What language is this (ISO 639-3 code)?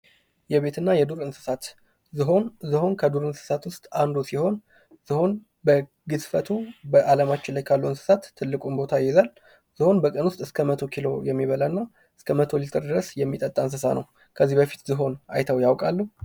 amh